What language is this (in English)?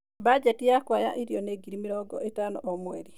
Kikuyu